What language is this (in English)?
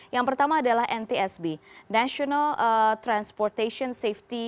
Indonesian